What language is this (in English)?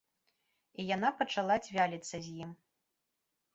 Belarusian